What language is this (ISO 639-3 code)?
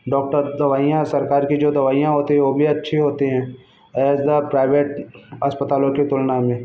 hin